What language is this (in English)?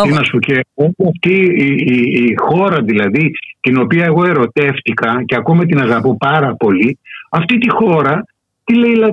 Greek